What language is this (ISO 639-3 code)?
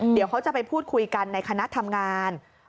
tha